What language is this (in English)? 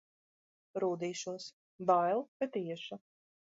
Latvian